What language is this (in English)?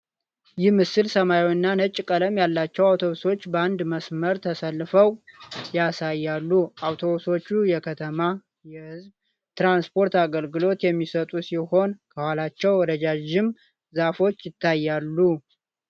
Amharic